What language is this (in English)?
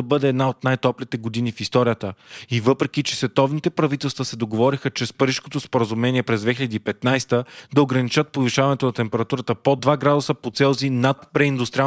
Bulgarian